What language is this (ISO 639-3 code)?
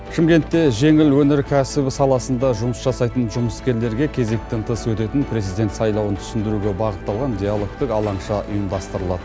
kaz